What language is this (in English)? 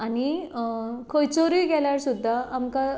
Konkani